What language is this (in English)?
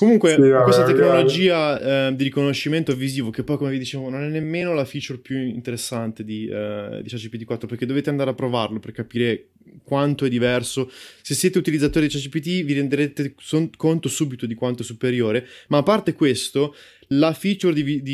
Italian